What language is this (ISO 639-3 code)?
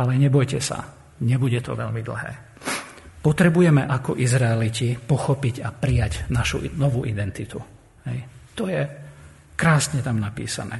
slk